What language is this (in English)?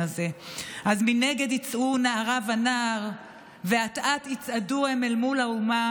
Hebrew